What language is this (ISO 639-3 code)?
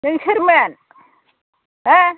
brx